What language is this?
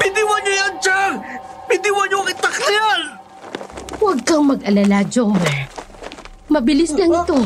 Filipino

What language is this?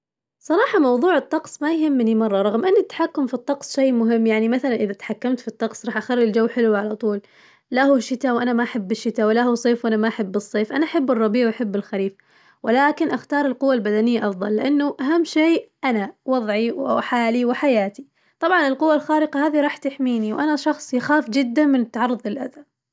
Najdi Arabic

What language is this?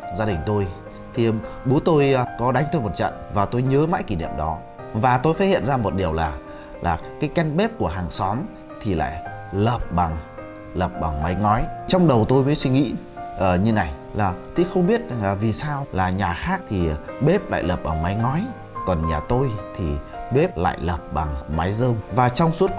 Vietnamese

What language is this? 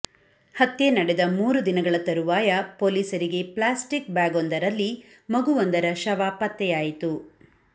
Kannada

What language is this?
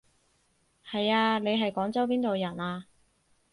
Cantonese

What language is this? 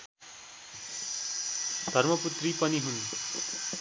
Nepali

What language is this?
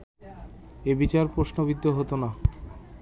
Bangla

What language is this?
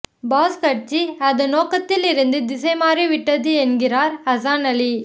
Tamil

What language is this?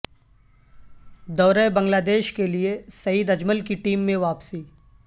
Urdu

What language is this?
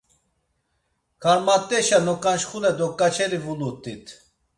Laz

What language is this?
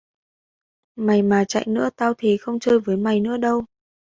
Vietnamese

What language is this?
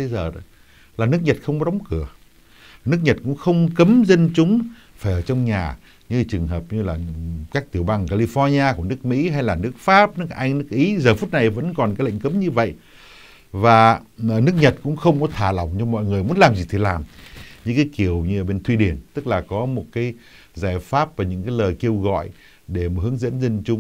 Vietnamese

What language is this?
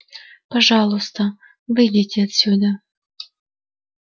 Russian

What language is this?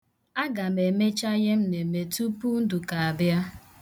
Igbo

